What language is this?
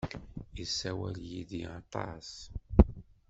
Kabyle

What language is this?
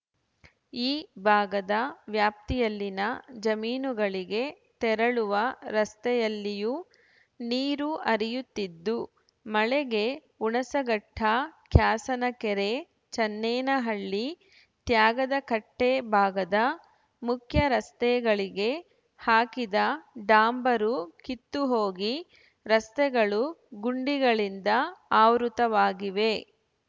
Kannada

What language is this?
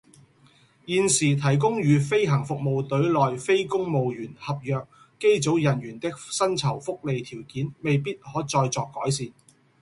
Cantonese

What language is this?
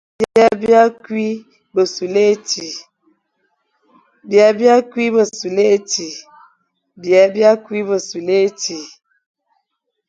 Fang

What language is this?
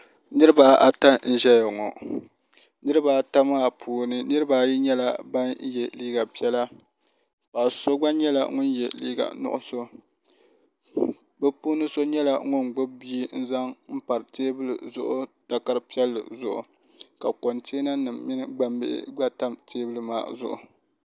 Dagbani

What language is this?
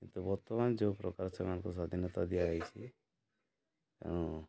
Odia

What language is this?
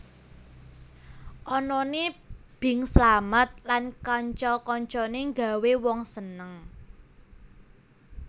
Javanese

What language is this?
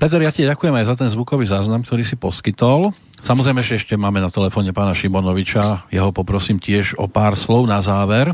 Slovak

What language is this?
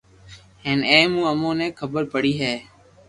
Loarki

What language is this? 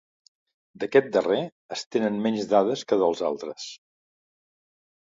Catalan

